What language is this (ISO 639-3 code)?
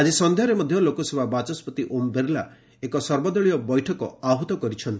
ori